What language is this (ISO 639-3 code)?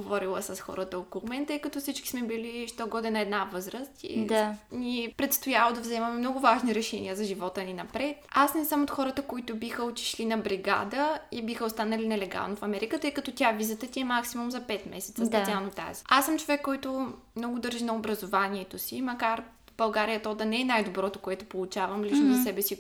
bul